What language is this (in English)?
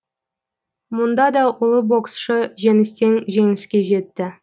Kazakh